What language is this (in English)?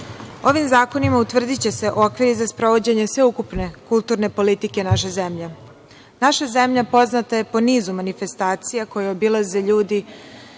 Serbian